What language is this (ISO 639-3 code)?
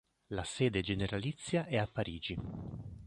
ita